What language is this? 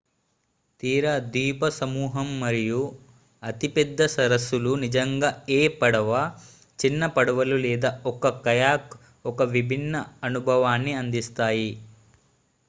Telugu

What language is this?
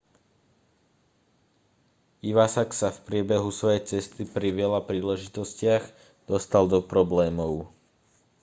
Slovak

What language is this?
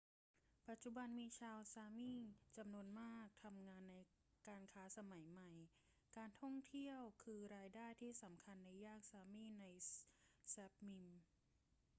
Thai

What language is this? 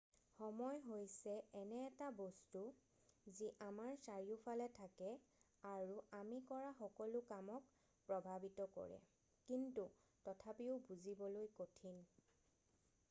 Assamese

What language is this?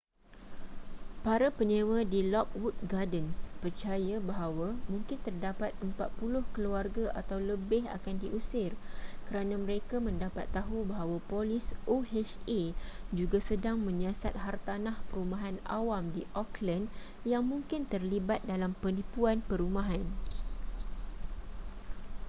Malay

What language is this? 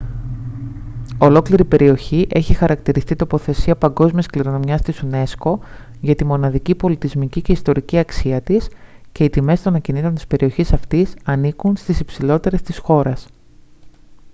Greek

